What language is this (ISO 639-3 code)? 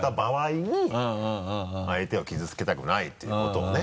jpn